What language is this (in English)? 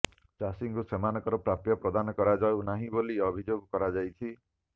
Odia